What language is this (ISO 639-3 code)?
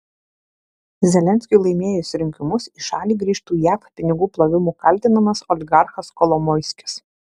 lit